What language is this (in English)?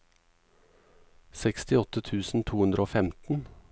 Norwegian